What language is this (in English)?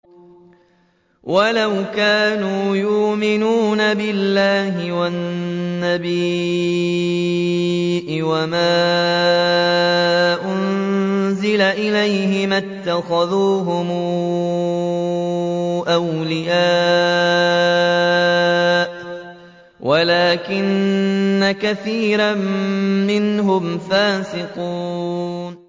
Arabic